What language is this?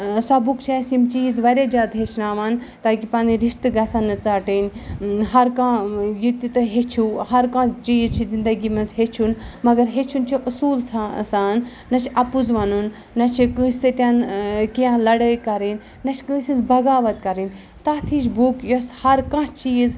Kashmiri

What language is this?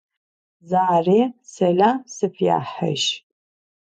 Adyghe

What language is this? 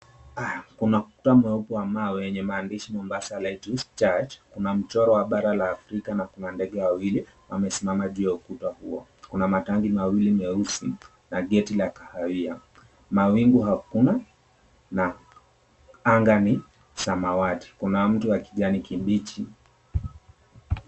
Swahili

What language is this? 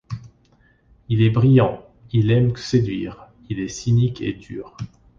French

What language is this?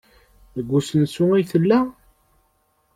Kabyle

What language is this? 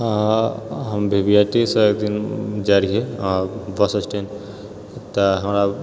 Maithili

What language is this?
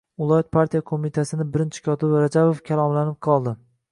Uzbek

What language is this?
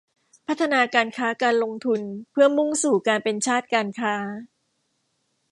Thai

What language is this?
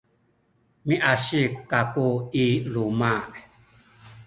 Sakizaya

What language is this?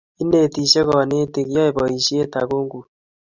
Kalenjin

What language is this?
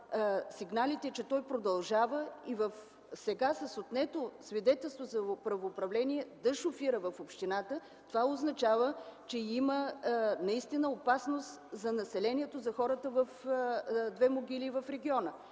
Bulgarian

